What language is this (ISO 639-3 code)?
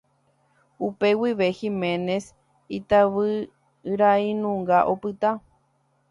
grn